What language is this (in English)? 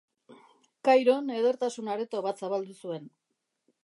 Basque